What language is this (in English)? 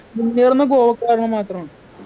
Malayalam